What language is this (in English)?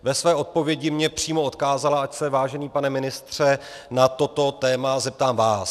Czech